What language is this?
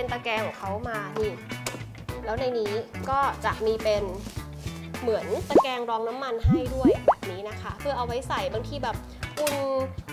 Thai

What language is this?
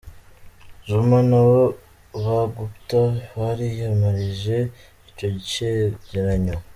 Kinyarwanda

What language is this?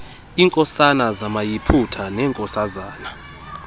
Xhosa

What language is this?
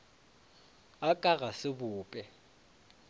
Northern Sotho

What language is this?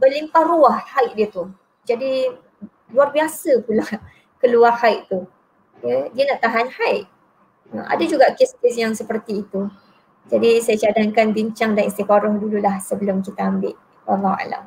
Malay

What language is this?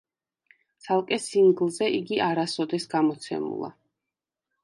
Georgian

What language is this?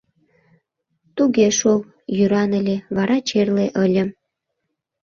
Mari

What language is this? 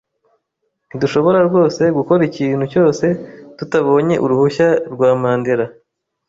Kinyarwanda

